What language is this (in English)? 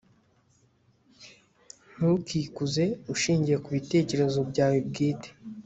Kinyarwanda